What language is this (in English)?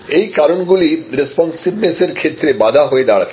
Bangla